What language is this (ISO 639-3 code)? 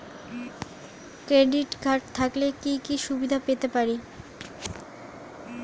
ben